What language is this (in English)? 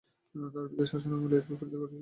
Bangla